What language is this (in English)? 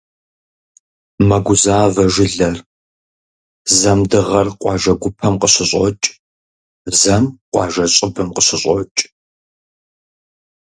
Kabardian